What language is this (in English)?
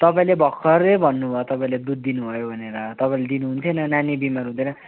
Nepali